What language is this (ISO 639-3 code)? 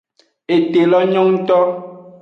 ajg